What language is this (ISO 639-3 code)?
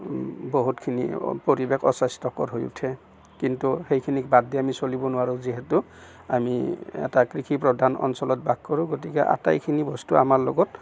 asm